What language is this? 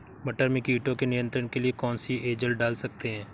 Hindi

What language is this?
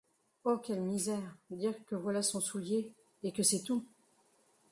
French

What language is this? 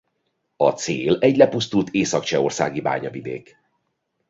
Hungarian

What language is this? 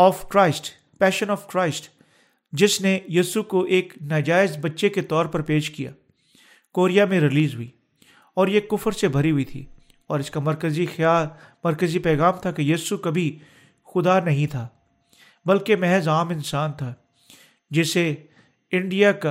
Urdu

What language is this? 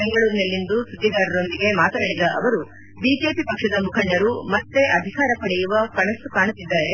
Kannada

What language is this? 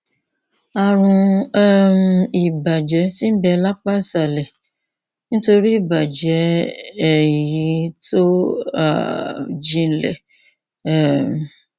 Yoruba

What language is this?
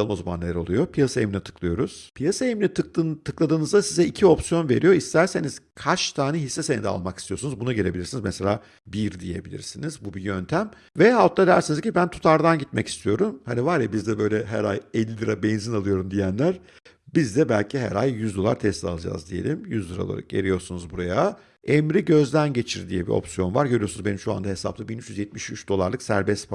Turkish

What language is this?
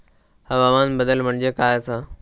Marathi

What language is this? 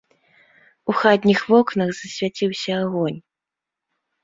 Belarusian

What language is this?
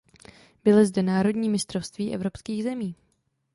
Czech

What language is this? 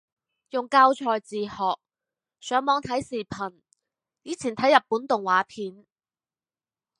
Cantonese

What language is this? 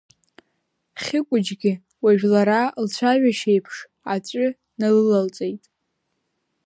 Abkhazian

